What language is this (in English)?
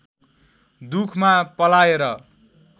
Nepali